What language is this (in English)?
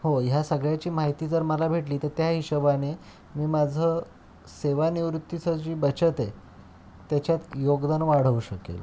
Marathi